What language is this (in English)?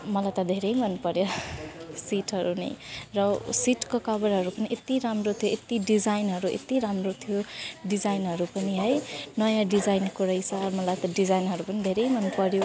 Nepali